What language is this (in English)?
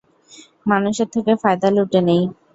Bangla